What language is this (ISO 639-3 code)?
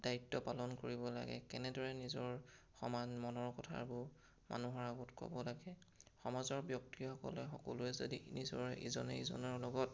asm